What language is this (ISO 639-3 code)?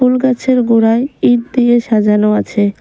ben